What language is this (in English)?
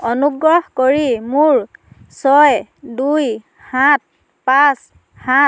Assamese